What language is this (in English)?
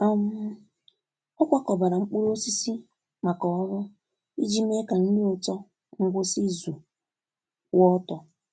Igbo